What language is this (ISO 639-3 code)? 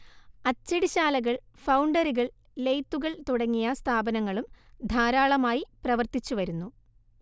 mal